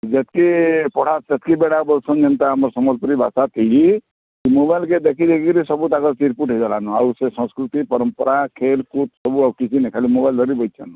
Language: Odia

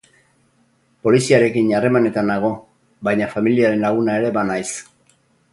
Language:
Basque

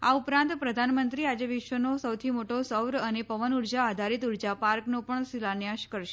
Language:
Gujarati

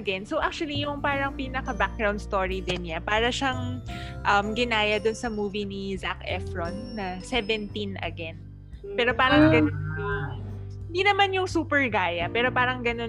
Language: Filipino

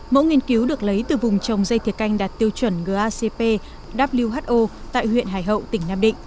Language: Vietnamese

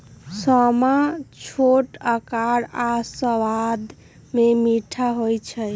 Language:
Magahi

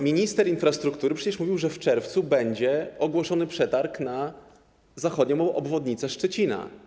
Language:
Polish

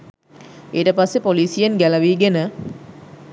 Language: Sinhala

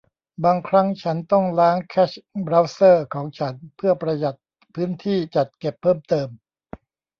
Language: Thai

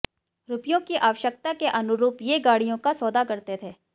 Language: Hindi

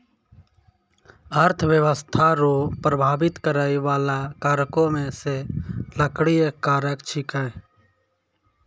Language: Maithili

